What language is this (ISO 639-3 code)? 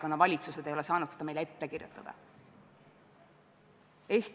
est